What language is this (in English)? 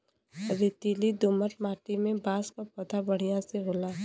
Bhojpuri